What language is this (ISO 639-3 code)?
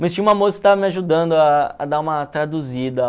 por